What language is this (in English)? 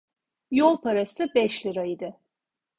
Turkish